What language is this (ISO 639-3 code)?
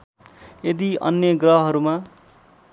nep